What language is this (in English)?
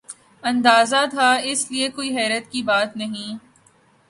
Urdu